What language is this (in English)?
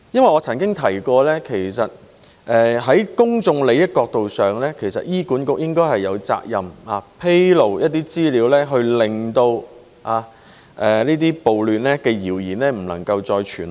Cantonese